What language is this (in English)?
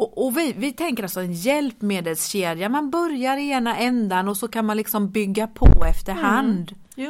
Swedish